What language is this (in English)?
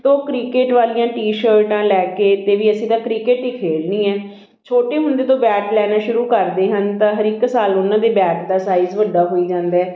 Punjabi